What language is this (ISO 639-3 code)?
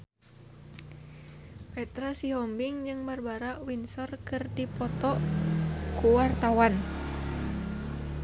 sun